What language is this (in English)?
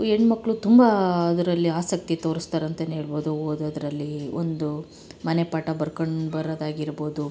Kannada